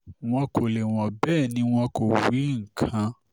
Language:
Yoruba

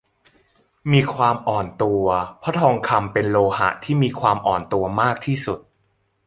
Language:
Thai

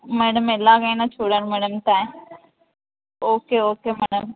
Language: Telugu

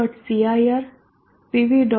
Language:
Gujarati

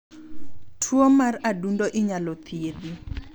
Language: Luo (Kenya and Tanzania)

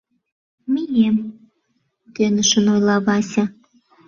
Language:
Mari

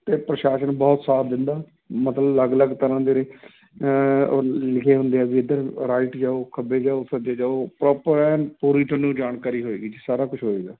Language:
Punjabi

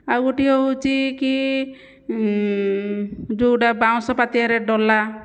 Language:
Odia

